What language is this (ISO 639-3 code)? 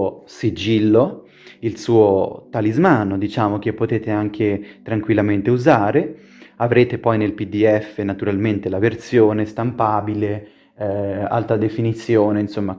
ita